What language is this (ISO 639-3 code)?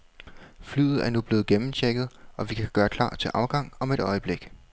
dan